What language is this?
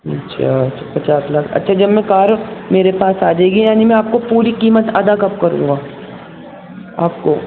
Urdu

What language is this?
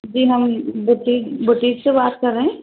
Urdu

